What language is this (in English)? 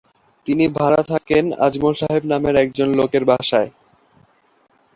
Bangla